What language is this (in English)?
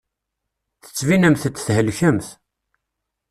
Kabyle